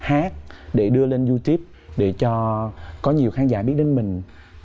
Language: Vietnamese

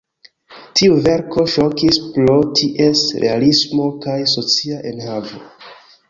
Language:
Esperanto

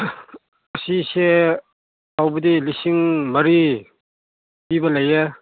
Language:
Manipuri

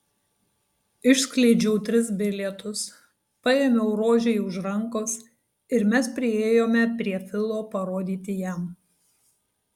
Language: Lithuanian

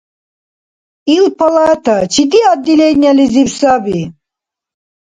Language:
Dargwa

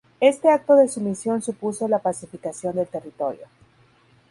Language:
Spanish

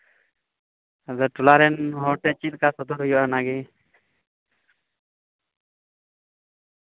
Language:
Santali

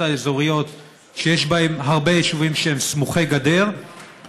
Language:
Hebrew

